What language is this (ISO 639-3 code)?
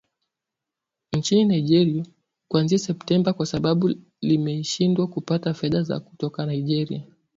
swa